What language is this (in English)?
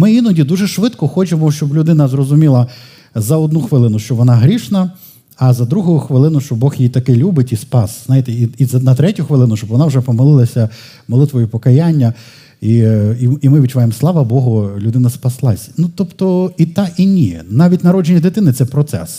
Ukrainian